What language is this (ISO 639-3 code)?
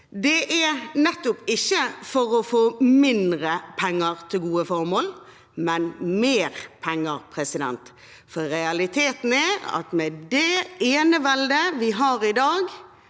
nor